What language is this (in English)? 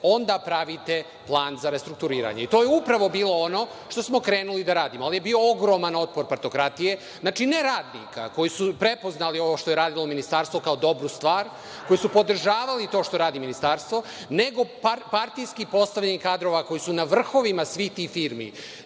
Serbian